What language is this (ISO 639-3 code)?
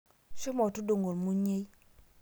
mas